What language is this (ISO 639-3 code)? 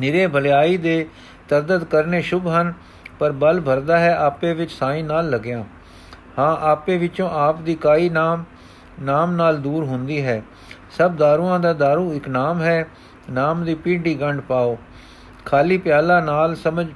pan